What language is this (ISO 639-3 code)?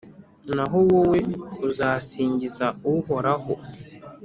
kin